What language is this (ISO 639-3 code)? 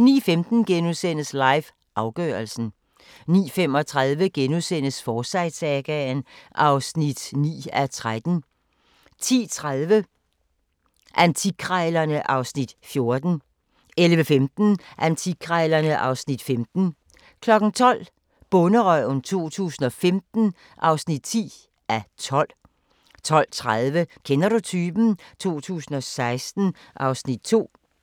dan